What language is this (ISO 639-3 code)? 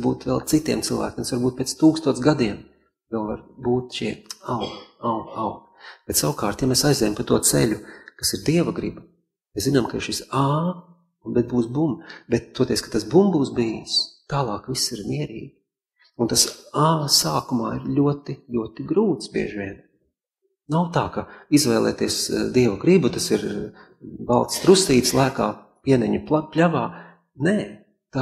lav